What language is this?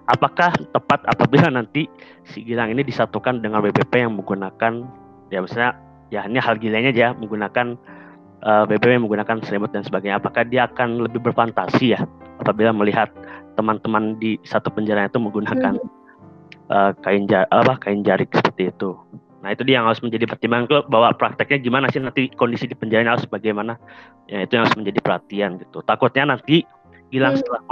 Indonesian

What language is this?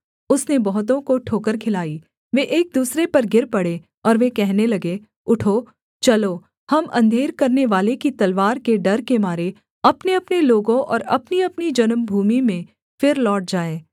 Hindi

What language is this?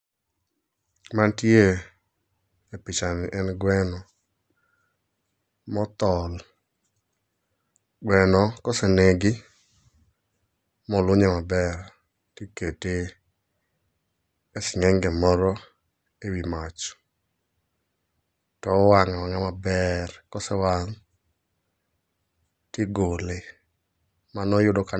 Luo (Kenya and Tanzania)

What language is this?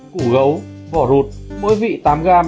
Vietnamese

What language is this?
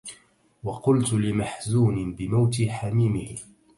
Arabic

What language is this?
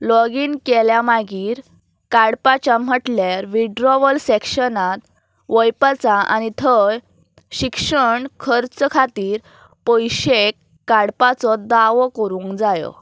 Konkani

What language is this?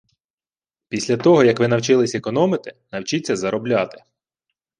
Ukrainian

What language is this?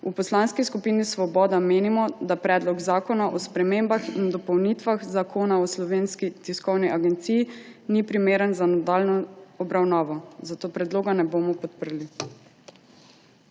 Slovenian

